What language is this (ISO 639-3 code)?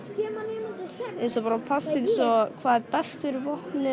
isl